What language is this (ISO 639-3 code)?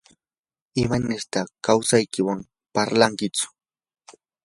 qur